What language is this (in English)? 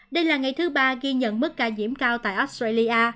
Vietnamese